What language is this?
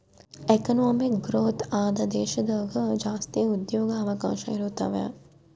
Kannada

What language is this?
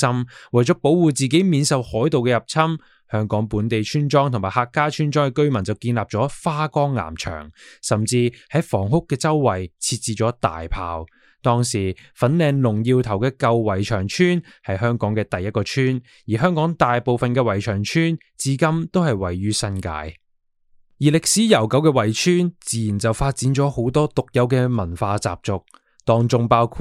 Chinese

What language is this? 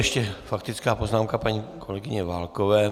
Czech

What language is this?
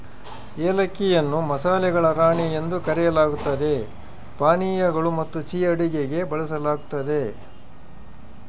Kannada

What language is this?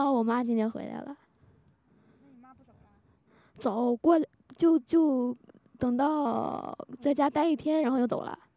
Chinese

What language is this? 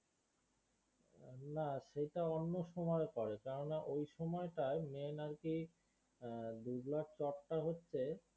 Bangla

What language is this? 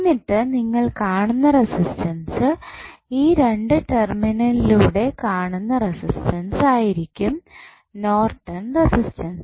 Malayalam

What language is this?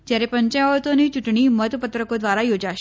Gujarati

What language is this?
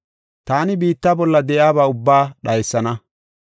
Gofa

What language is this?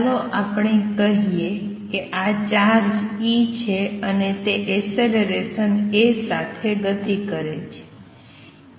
Gujarati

